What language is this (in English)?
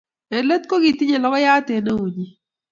Kalenjin